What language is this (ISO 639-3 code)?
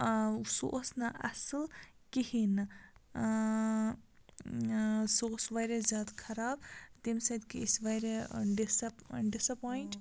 kas